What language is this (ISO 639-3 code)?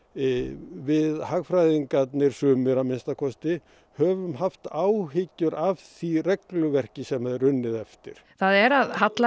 isl